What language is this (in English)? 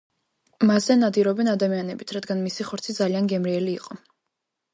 Georgian